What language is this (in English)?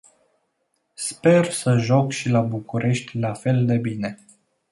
Romanian